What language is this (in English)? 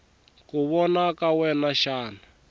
Tsonga